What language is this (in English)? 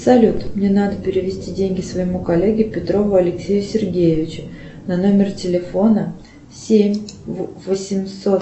Russian